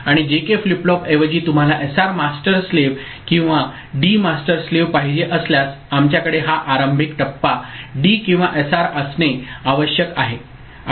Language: Marathi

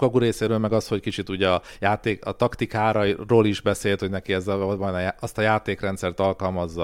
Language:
Hungarian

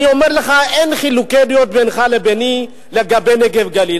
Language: Hebrew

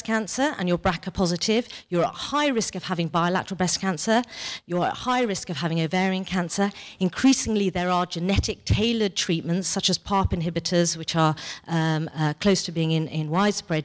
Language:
English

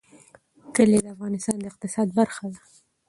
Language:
Pashto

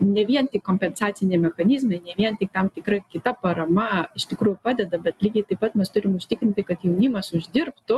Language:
Lithuanian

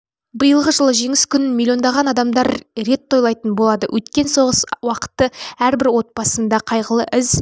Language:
Kazakh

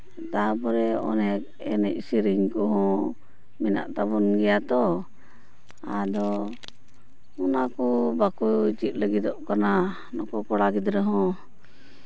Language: Santali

